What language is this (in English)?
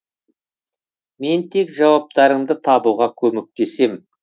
Kazakh